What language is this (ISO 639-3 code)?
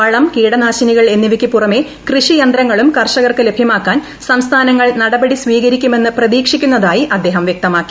mal